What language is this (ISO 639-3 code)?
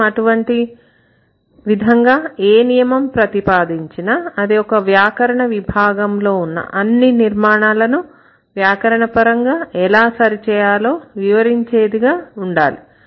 tel